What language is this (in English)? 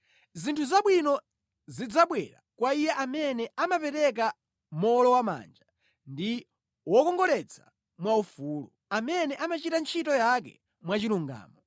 Nyanja